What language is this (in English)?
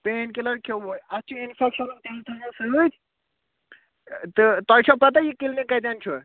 Kashmiri